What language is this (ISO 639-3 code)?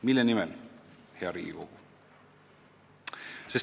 est